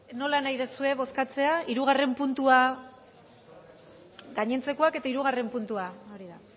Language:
Basque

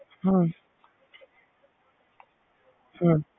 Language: Punjabi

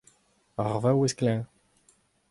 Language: Breton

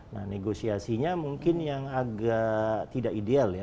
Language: Indonesian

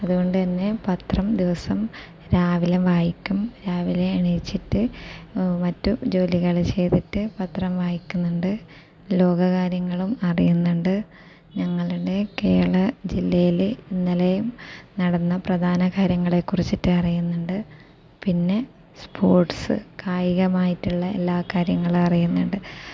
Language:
Malayalam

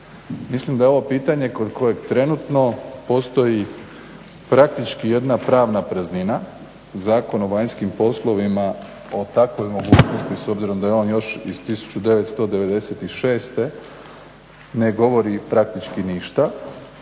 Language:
Croatian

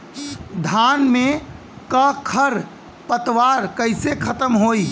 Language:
Bhojpuri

